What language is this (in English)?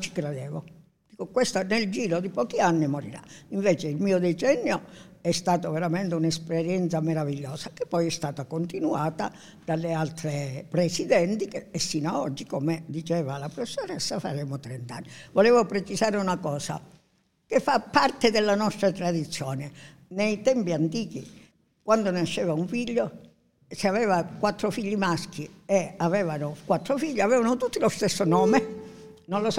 Italian